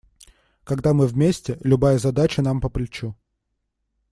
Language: Russian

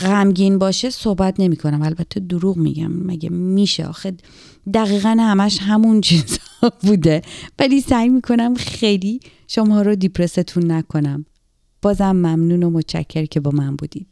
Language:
Persian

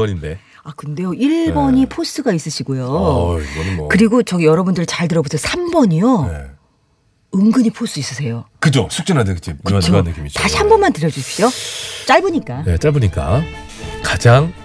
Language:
Korean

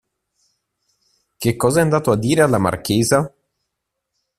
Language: Italian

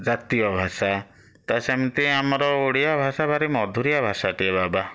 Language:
Odia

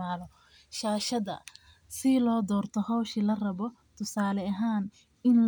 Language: Somali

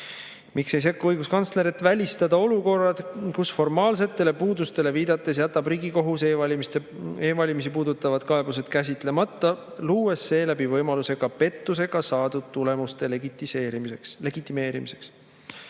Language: Estonian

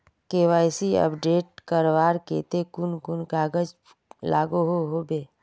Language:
Magahi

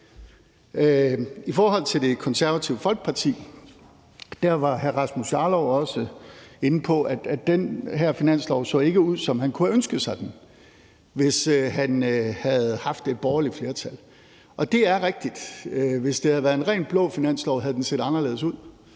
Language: Danish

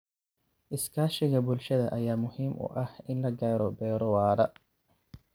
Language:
Somali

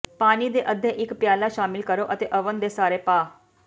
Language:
Punjabi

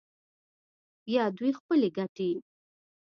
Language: Pashto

